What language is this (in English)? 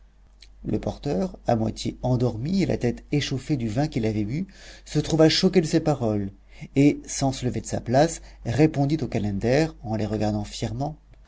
French